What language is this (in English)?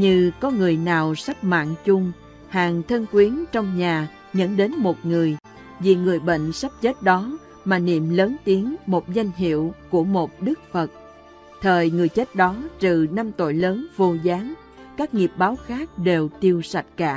Vietnamese